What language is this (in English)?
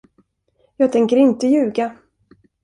Swedish